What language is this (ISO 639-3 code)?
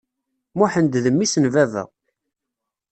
kab